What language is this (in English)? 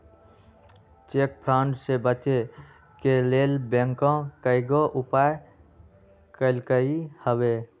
Magahi